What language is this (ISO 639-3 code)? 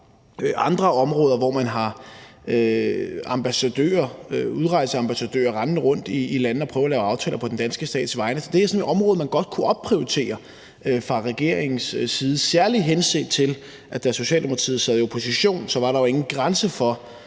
dan